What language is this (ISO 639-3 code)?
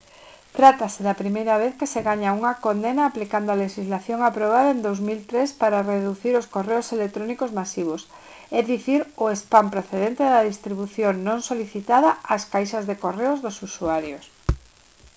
glg